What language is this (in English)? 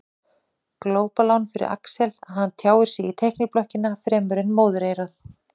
Icelandic